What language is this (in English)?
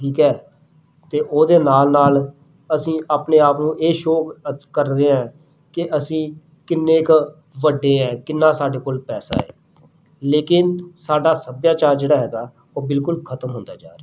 Punjabi